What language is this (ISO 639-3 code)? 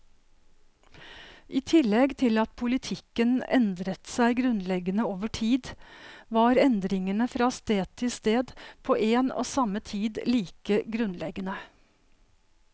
nor